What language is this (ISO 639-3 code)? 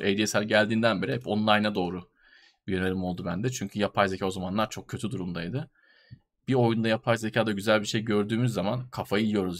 tur